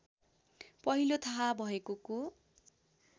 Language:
Nepali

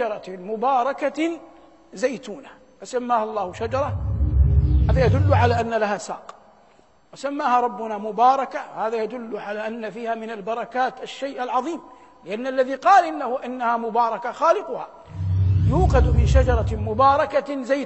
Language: Arabic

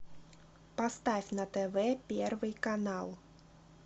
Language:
Russian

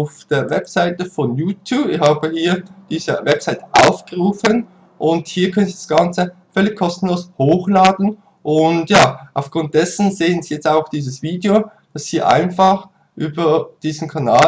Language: German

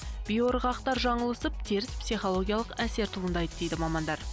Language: Kazakh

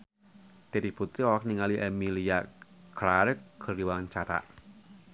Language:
Sundanese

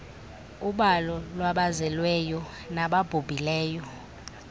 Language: Xhosa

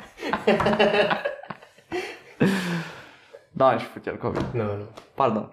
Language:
Romanian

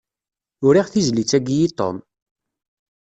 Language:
Kabyle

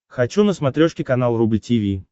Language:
Russian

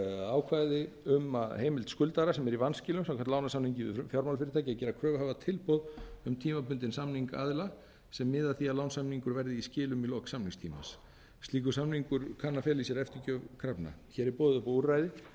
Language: Icelandic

